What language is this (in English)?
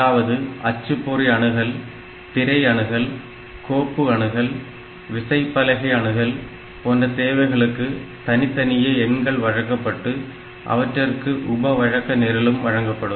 Tamil